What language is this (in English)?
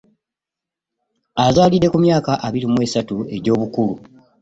Ganda